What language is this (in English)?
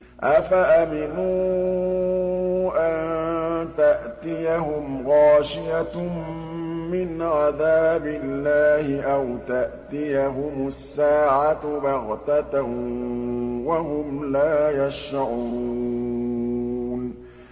Arabic